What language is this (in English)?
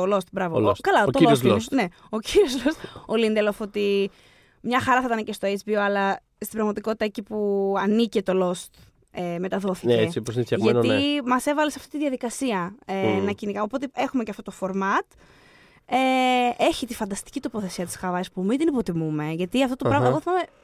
Greek